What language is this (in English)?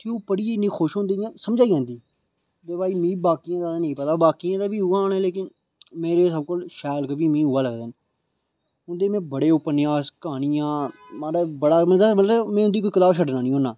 Dogri